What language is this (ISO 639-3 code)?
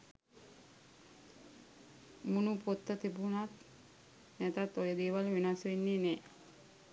sin